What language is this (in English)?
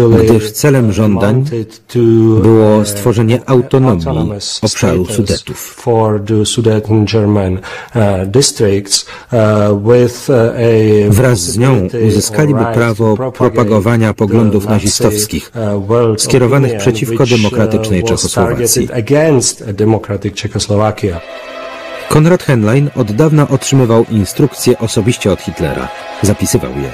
Polish